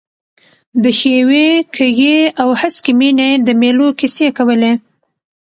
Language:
Pashto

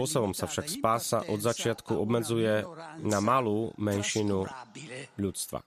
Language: Slovak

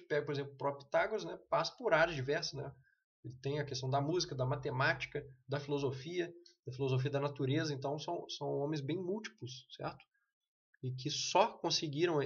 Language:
Portuguese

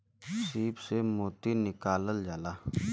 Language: Bhojpuri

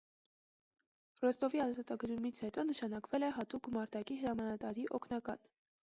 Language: Armenian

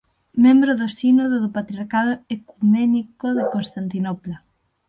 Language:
Galician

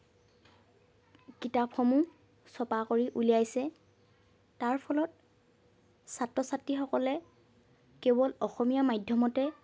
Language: Assamese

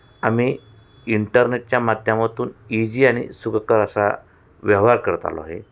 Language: Marathi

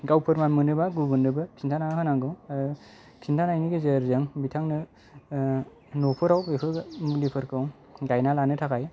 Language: Bodo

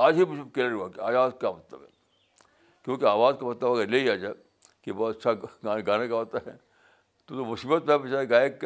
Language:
Urdu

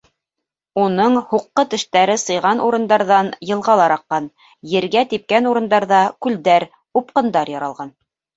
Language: Bashkir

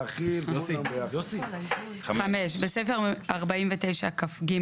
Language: Hebrew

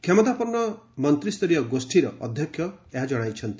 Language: Odia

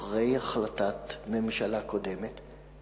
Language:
Hebrew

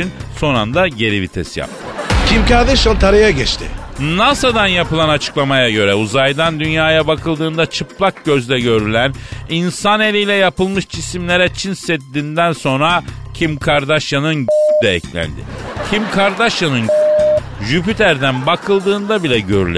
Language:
Turkish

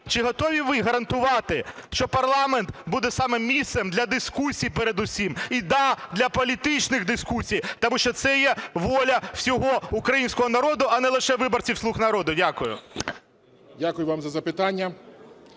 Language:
Ukrainian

